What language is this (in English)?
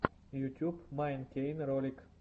Russian